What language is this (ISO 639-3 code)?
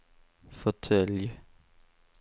swe